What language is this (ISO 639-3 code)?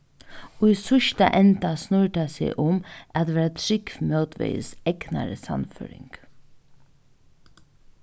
fao